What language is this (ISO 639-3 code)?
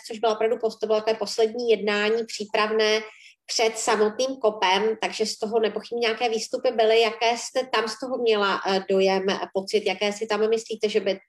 ces